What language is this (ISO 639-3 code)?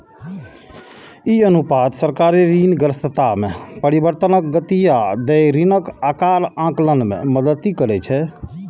mai